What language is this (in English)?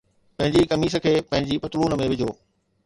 Sindhi